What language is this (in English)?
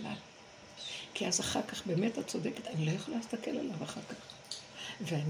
Hebrew